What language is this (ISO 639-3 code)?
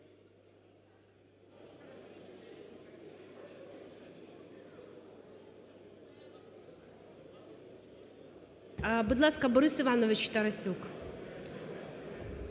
ukr